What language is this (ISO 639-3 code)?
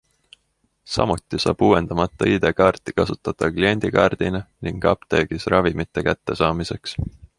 est